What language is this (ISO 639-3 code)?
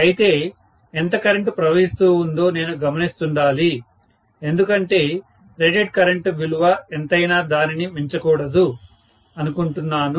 tel